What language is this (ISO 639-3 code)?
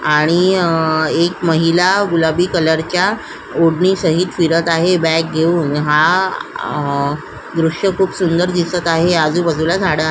mar